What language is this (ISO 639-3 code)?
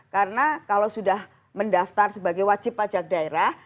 ind